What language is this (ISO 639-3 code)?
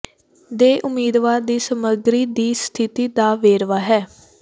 pan